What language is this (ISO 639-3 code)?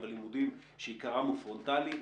heb